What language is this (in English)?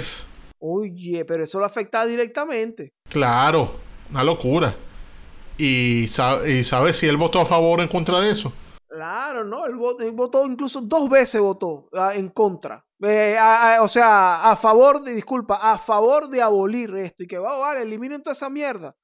Spanish